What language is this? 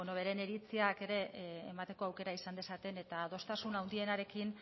Basque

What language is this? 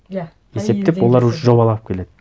Kazakh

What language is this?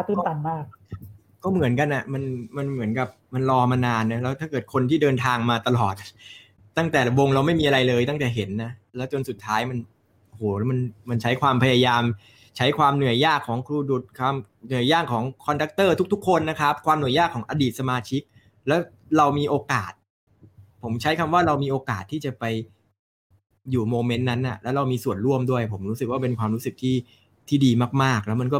Thai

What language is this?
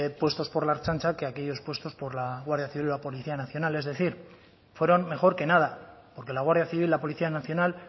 Spanish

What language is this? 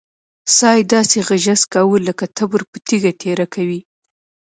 Pashto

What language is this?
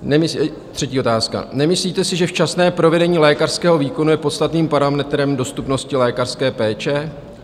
Czech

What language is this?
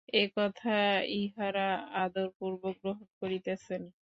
Bangla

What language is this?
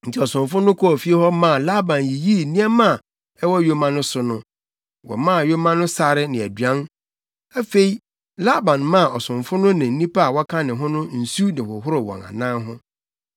Akan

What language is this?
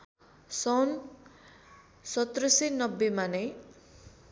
Nepali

